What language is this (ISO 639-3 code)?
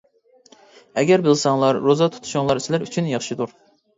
uig